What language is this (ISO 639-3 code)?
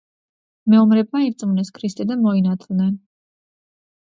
kat